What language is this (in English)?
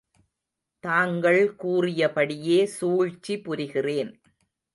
Tamil